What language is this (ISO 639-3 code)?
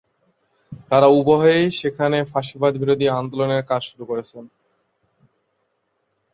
ben